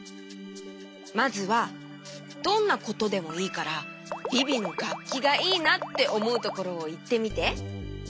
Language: Japanese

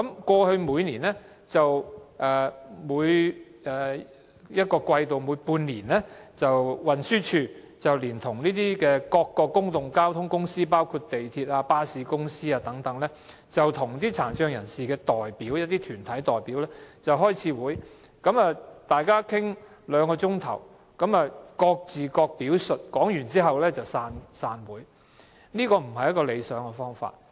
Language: Cantonese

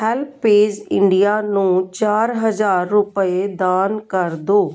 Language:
Punjabi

